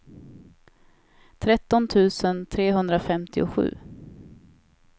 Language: Swedish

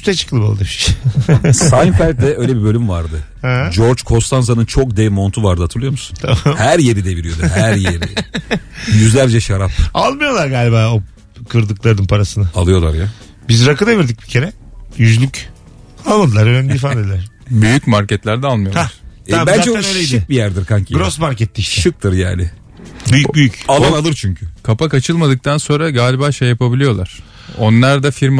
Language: Turkish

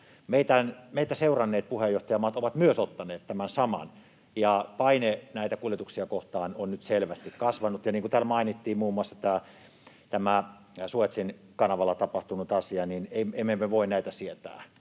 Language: Finnish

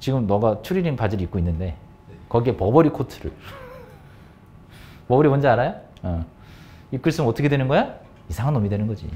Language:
Korean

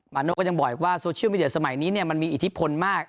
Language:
Thai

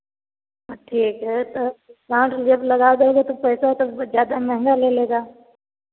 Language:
Hindi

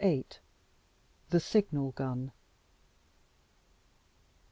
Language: English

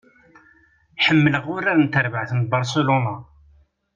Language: Kabyle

